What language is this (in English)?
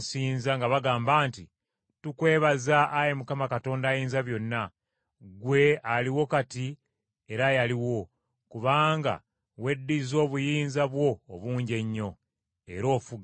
Ganda